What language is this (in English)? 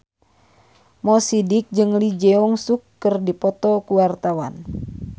Sundanese